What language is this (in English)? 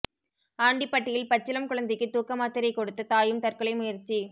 Tamil